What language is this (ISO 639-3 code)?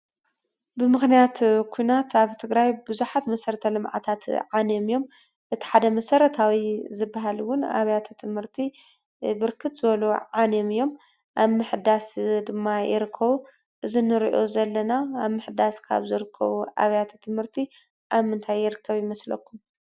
tir